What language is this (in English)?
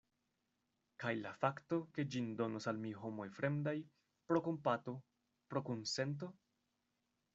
Esperanto